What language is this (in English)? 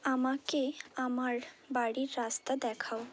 Bangla